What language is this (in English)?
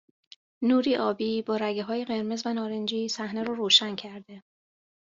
Persian